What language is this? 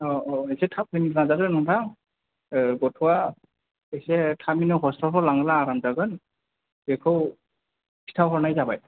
Bodo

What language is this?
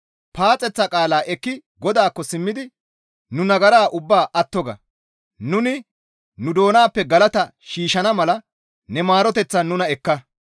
Gamo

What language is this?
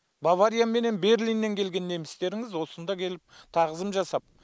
Kazakh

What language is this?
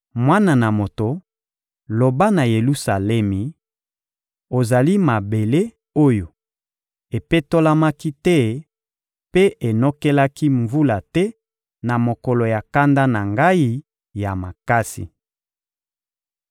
Lingala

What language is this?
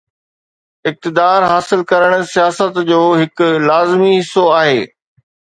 Sindhi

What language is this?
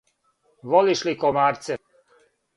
Serbian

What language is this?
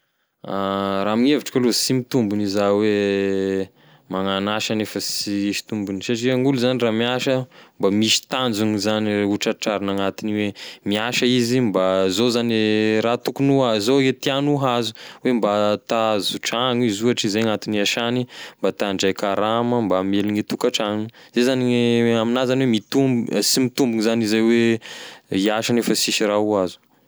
Tesaka Malagasy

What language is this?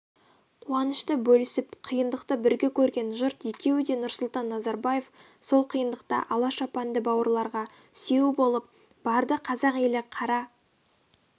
Kazakh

